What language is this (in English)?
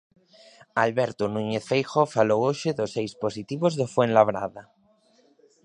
Galician